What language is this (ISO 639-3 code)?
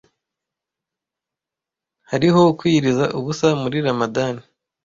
kin